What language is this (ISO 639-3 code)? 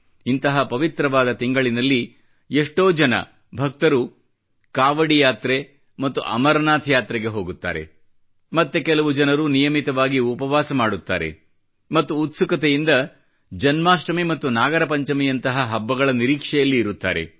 kan